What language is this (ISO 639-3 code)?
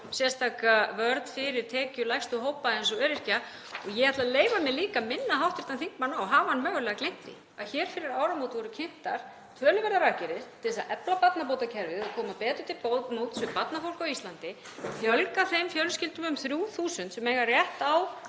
isl